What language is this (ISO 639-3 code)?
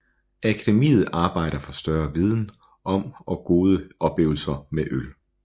dan